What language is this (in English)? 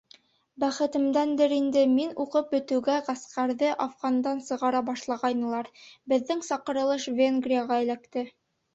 Bashkir